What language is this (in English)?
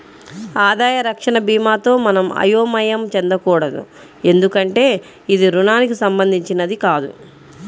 Telugu